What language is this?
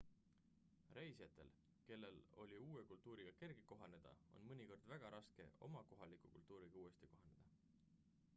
Estonian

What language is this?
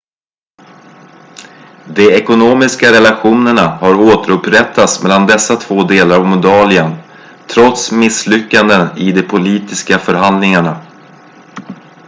Swedish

